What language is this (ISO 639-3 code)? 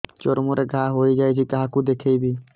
ori